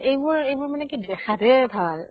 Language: Assamese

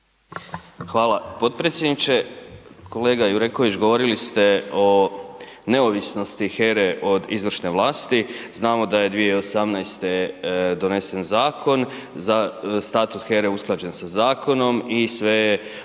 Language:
Croatian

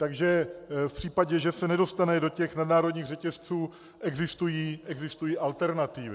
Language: Czech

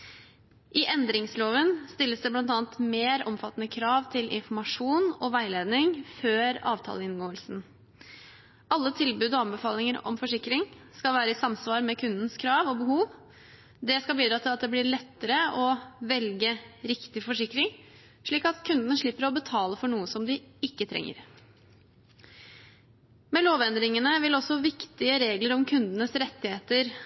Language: Norwegian Bokmål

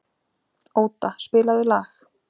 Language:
Icelandic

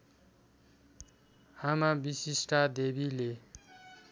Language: Nepali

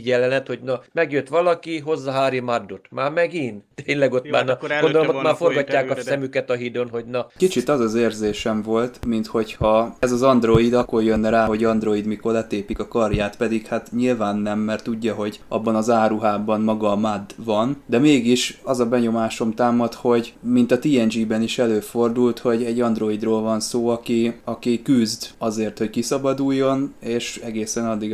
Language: Hungarian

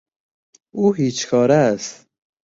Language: Persian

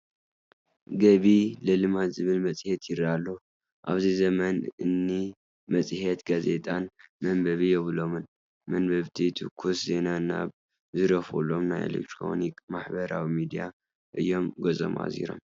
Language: Tigrinya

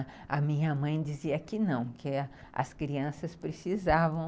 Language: Portuguese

